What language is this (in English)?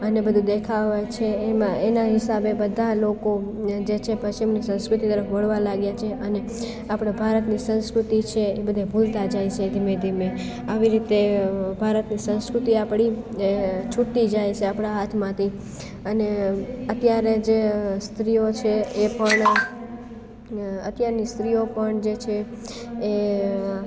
Gujarati